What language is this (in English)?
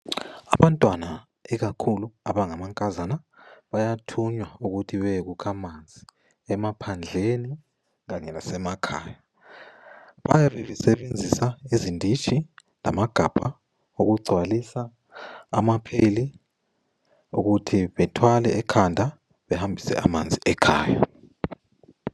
North Ndebele